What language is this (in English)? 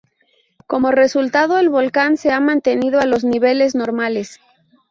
Spanish